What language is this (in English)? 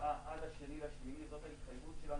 Hebrew